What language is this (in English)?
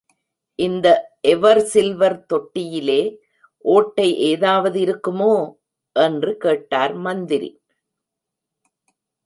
Tamil